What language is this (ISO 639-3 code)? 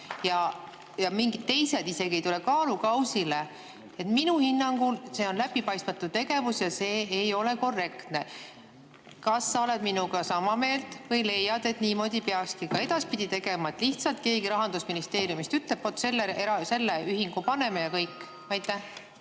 est